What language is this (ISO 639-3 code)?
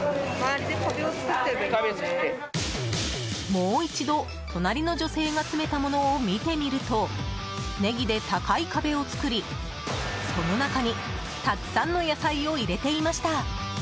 jpn